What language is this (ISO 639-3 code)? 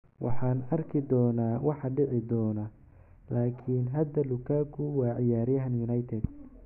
som